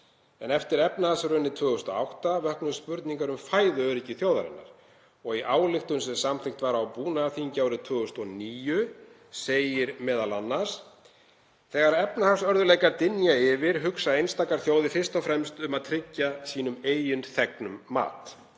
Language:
Icelandic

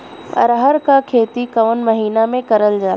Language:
Bhojpuri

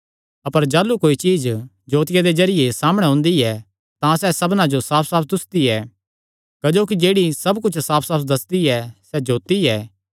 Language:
Kangri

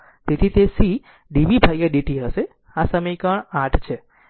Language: Gujarati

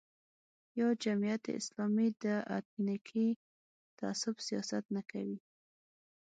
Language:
Pashto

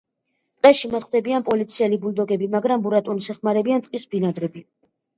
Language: Georgian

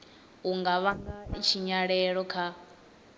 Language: Venda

